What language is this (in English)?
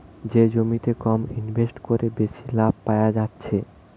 Bangla